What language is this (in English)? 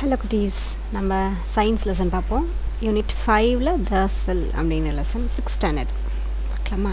English